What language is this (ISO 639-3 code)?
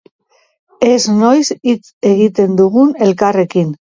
eus